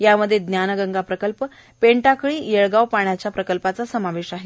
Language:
Marathi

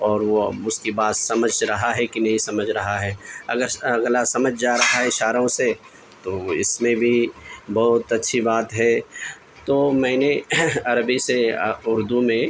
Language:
Urdu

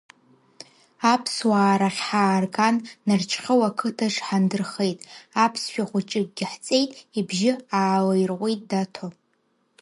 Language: Abkhazian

